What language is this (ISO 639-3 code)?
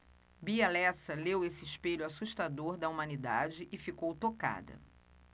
por